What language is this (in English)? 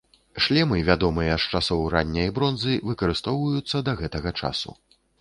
Belarusian